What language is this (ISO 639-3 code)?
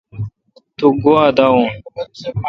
xka